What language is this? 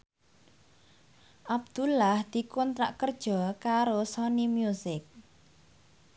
Javanese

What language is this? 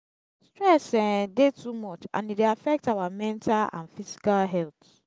Nigerian Pidgin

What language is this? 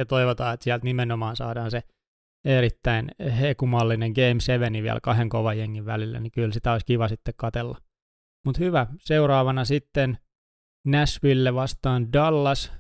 Finnish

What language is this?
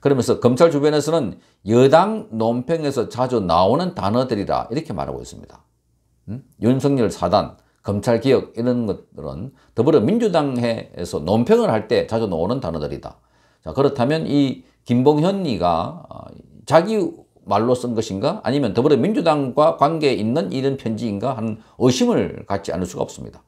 Korean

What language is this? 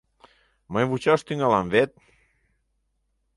Mari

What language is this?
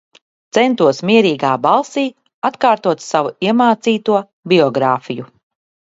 Latvian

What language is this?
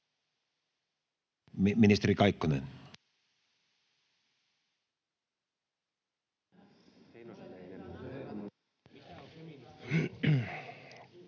Finnish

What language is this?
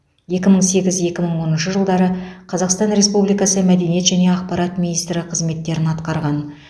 Kazakh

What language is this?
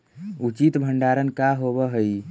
Magahi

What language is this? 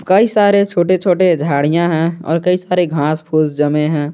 Hindi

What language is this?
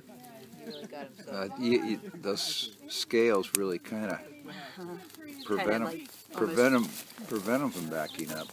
English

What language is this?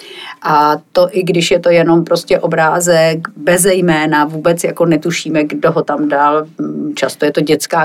Czech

